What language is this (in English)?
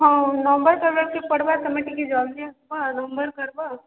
Odia